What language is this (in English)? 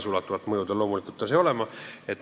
Estonian